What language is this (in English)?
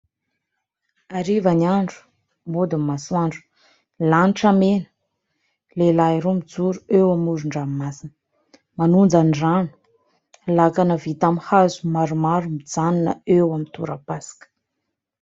Malagasy